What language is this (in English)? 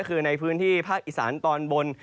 Thai